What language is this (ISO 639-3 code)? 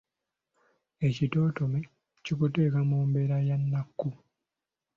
lug